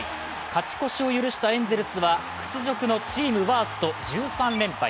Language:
Japanese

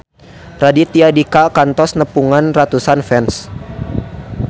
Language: Sundanese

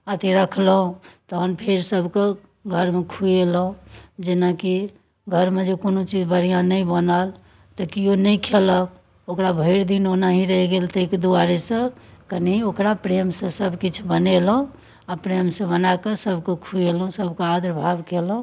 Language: Maithili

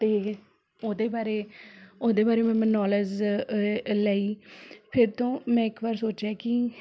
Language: Punjabi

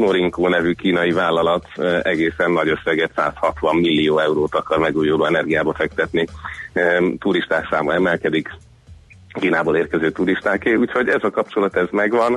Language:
Hungarian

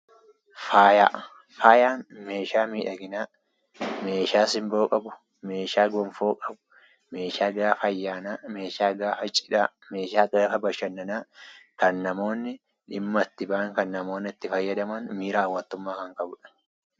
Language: Oromo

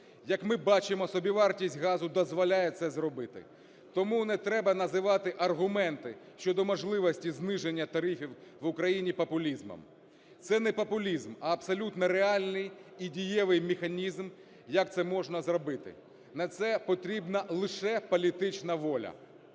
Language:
Ukrainian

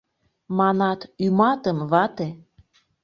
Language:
Mari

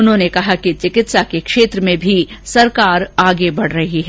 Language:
Hindi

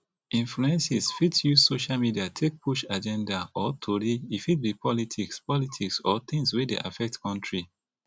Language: Nigerian Pidgin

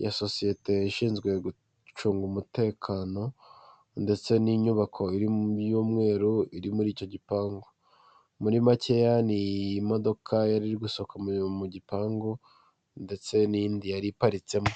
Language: Kinyarwanda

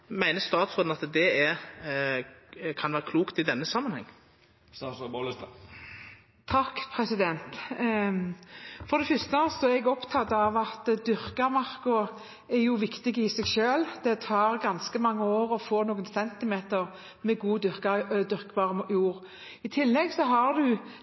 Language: Norwegian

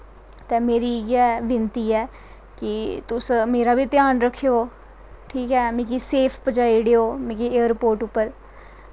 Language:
Dogri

